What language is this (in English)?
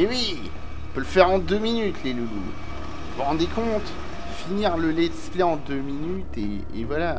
French